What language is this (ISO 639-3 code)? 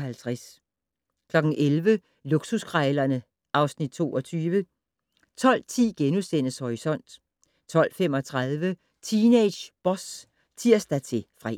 dan